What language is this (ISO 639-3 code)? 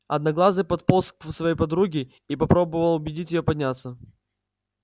rus